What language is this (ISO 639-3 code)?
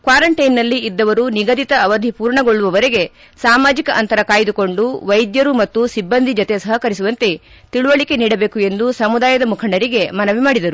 kan